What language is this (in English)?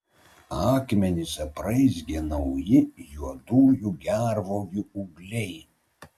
Lithuanian